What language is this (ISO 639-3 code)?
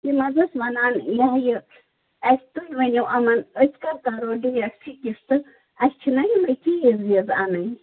kas